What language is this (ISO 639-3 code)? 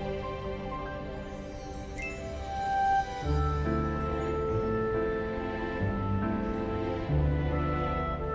kor